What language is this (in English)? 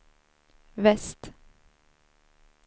Swedish